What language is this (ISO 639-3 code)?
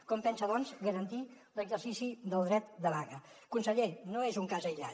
cat